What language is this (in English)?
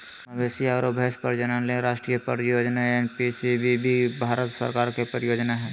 Magahi